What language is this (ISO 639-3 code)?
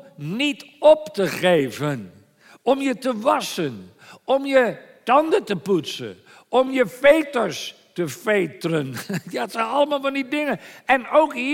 nld